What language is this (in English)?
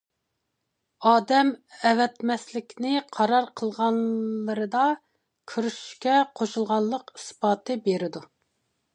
Uyghur